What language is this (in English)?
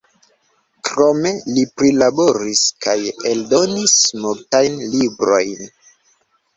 Esperanto